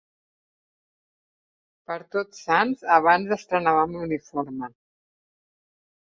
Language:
Catalan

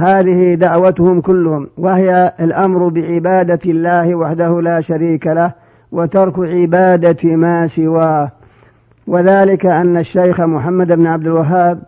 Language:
Arabic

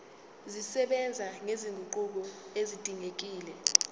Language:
Zulu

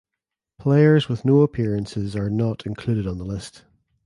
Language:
English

